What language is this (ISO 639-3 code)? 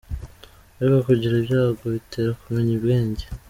kin